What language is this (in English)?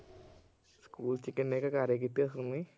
Punjabi